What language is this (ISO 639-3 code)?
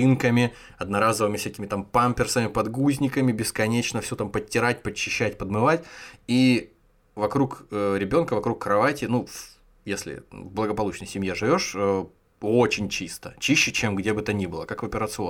rus